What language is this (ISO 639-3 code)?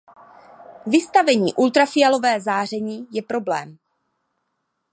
ces